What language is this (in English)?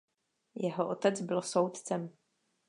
Czech